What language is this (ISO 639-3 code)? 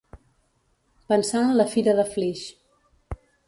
cat